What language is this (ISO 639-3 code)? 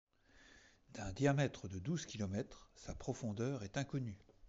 fra